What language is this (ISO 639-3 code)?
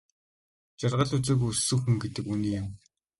mon